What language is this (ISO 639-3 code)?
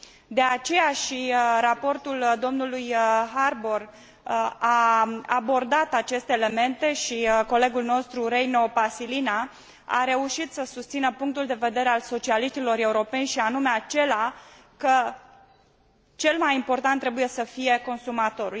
ron